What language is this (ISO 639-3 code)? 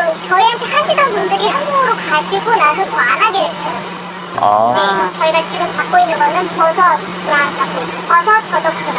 kor